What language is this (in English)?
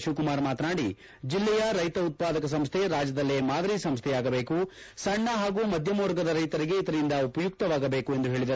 Kannada